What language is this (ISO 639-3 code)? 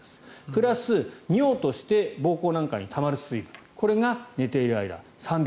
jpn